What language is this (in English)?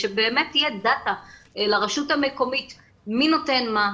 Hebrew